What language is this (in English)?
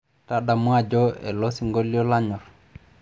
Masai